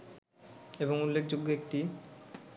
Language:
Bangla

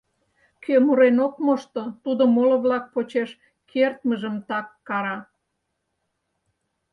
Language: Mari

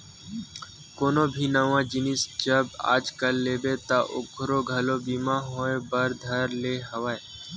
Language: Chhattisgarhi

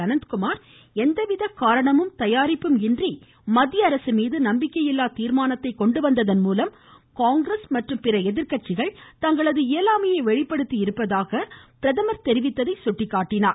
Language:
Tamil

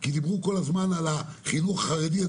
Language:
Hebrew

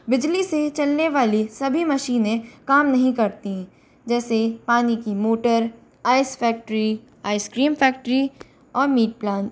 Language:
Hindi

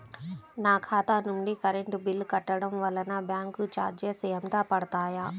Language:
Telugu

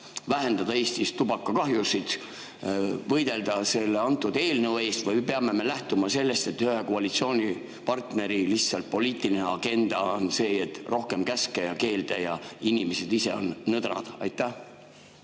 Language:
Estonian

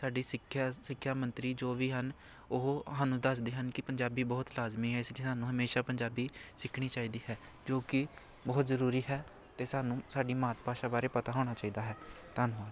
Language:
Punjabi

